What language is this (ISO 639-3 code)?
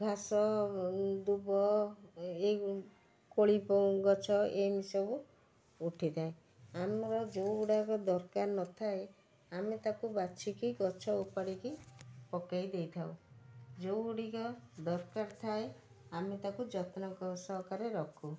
ori